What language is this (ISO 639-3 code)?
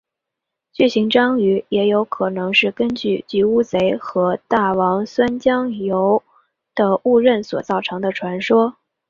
zho